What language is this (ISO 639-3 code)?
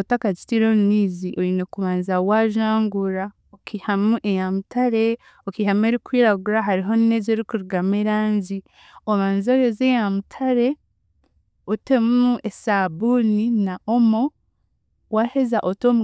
cgg